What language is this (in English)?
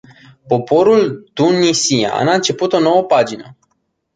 Romanian